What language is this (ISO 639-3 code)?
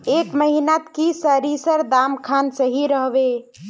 mag